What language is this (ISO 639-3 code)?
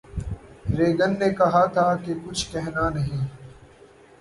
urd